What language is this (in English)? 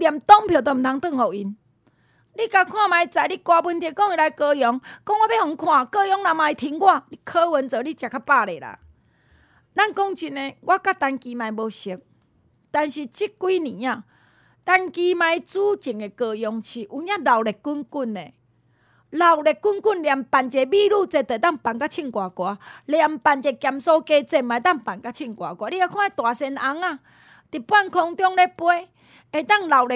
Chinese